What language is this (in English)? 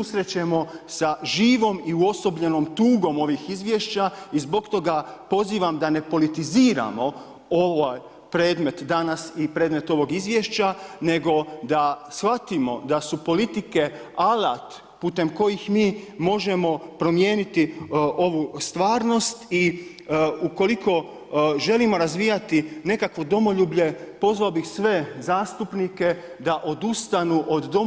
Croatian